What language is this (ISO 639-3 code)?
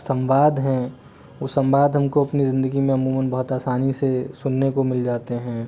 hin